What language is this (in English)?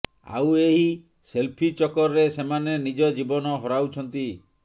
Odia